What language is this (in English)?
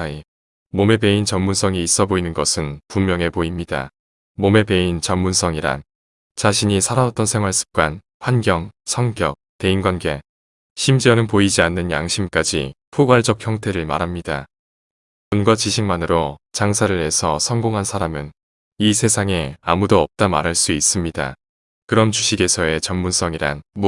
Korean